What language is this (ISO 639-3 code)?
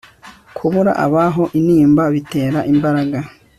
kin